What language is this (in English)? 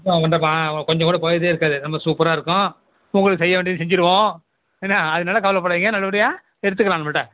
Tamil